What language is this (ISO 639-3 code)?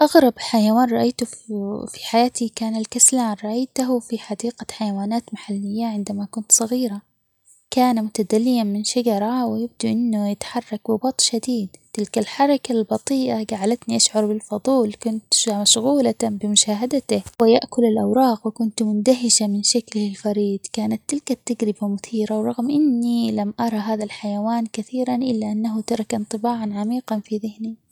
acx